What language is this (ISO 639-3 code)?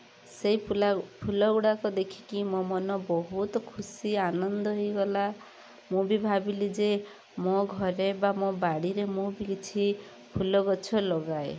ori